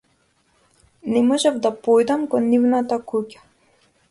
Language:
Macedonian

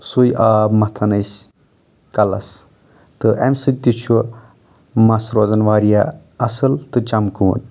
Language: Kashmiri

